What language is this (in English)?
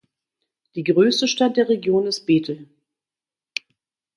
German